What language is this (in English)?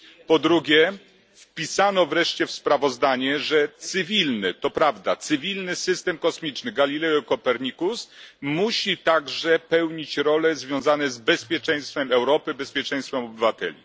Polish